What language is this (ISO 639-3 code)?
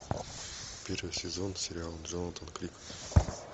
rus